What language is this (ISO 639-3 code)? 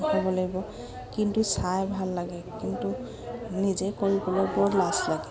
asm